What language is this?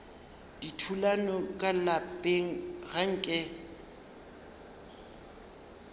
Northern Sotho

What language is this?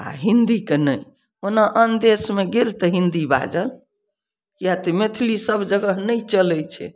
Maithili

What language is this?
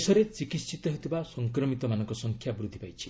Odia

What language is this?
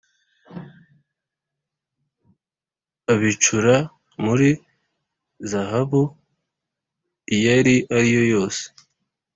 Kinyarwanda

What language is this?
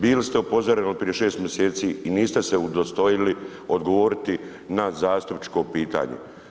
Croatian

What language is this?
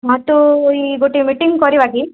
Odia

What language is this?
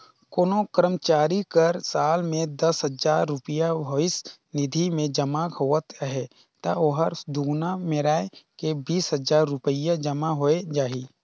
Chhattisgarhi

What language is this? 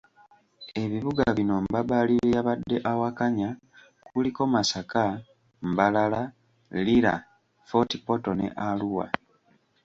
Ganda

